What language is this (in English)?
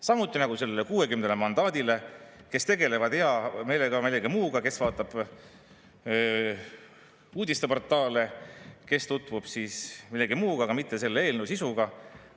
Estonian